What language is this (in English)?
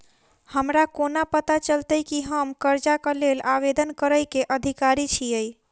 Maithili